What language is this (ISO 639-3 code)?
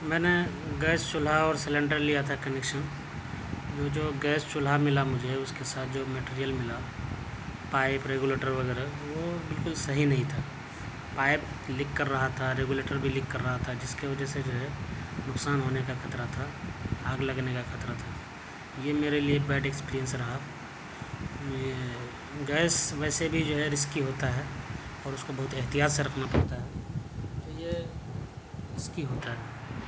urd